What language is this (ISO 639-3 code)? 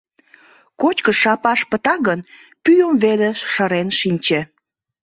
chm